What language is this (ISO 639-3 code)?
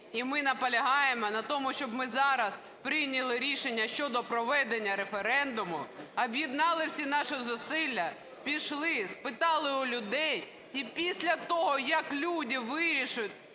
ukr